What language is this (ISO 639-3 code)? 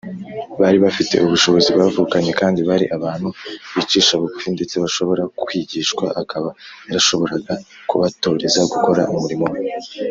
kin